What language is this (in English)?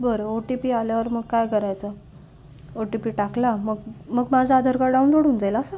Marathi